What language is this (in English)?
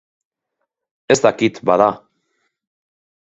Basque